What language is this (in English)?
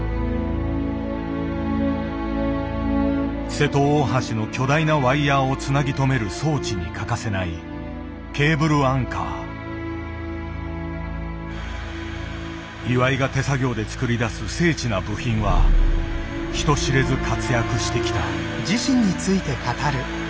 Japanese